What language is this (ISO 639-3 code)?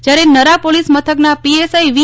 guj